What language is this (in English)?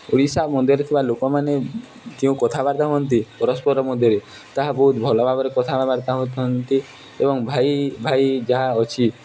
Odia